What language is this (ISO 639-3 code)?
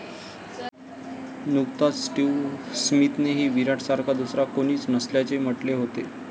mar